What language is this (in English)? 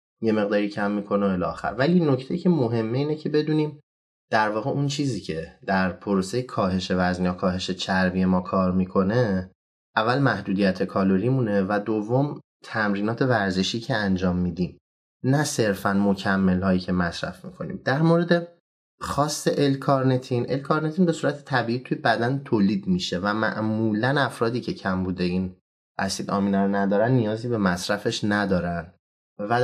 Persian